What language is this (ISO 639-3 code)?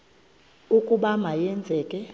xho